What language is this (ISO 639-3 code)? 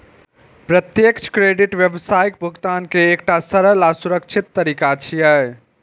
mai